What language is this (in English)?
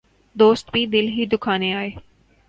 Urdu